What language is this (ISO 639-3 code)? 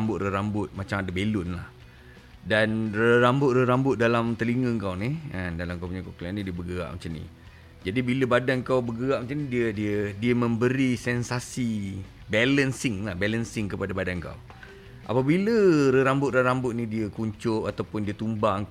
msa